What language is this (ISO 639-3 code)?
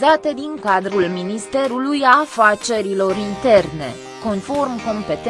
ron